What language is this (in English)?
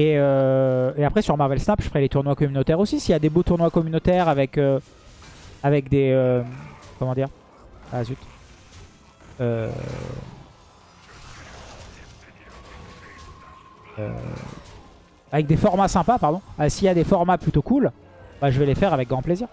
French